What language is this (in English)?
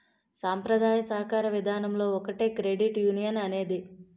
Telugu